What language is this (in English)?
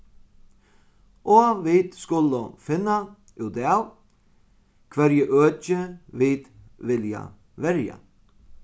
Faroese